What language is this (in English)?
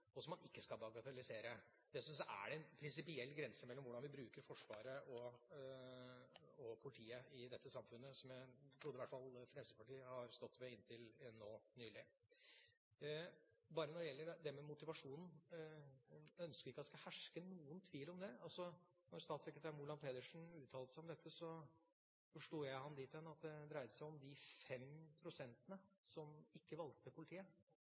Norwegian Bokmål